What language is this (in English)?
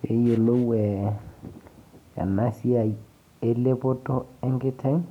Masai